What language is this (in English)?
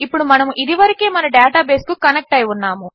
Telugu